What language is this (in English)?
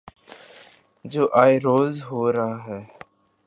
Urdu